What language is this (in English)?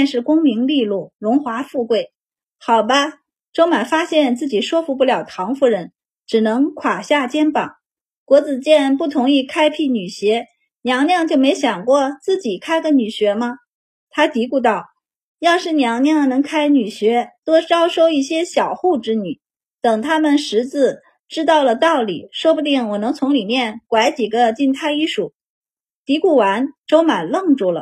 Chinese